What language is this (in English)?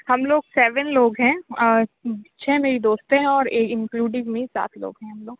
Urdu